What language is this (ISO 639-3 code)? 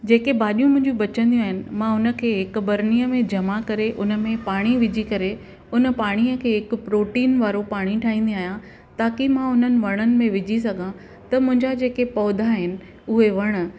snd